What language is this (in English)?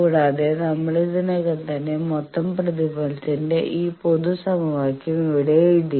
Malayalam